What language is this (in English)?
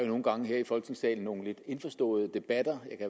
Danish